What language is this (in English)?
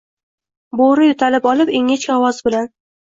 Uzbek